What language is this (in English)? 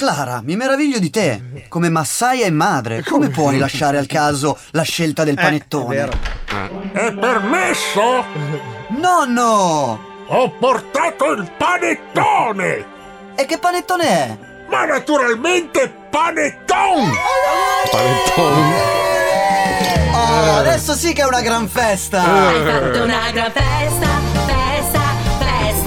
Italian